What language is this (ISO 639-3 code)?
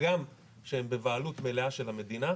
heb